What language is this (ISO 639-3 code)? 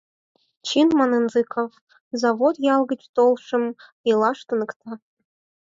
chm